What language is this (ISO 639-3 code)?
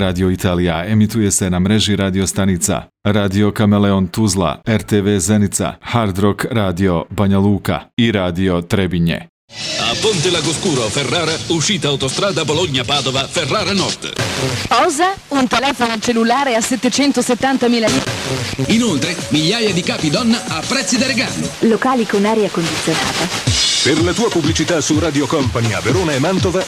hrv